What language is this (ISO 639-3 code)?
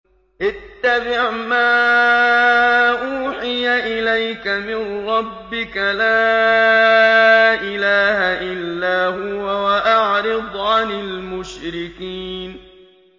ara